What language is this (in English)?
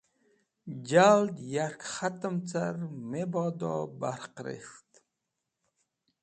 Wakhi